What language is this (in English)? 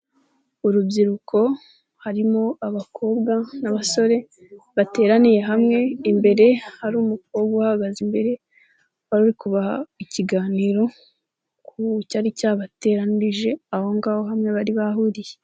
Kinyarwanda